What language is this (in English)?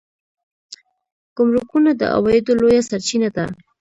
Pashto